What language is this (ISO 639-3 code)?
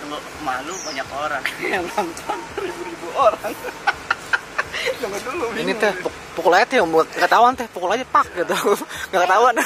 ind